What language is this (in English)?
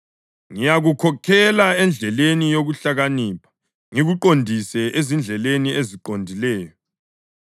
North Ndebele